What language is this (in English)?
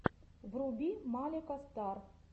Russian